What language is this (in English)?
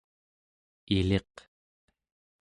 Central Yupik